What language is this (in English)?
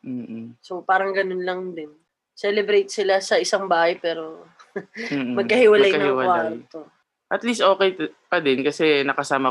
Filipino